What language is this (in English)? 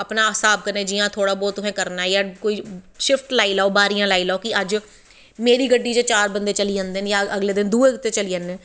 Dogri